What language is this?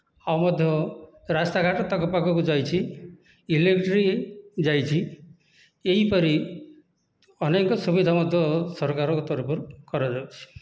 Odia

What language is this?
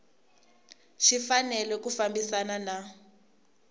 Tsonga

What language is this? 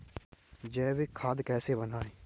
Hindi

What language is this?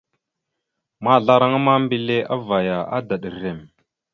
Mada (Cameroon)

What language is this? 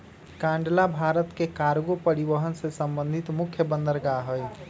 Magahi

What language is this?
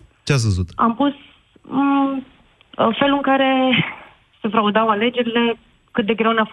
Romanian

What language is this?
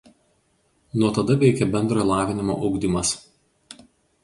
Lithuanian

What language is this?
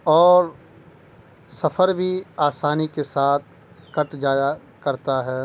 Urdu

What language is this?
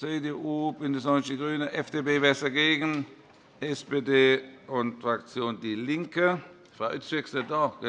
German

